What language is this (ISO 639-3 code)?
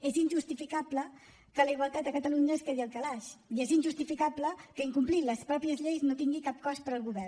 cat